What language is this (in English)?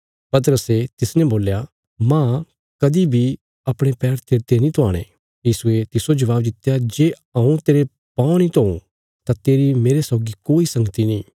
Bilaspuri